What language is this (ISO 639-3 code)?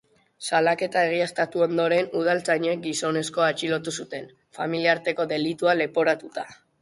eus